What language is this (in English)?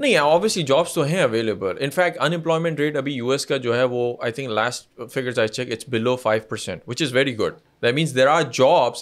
Urdu